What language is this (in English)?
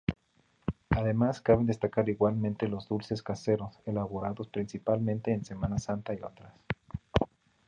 Spanish